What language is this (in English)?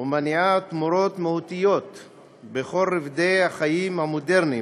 Hebrew